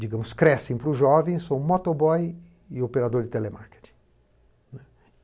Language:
Portuguese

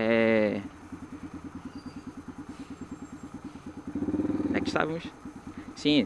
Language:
Portuguese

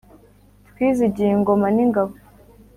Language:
Kinyarwanda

